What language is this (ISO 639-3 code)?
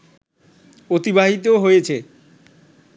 ben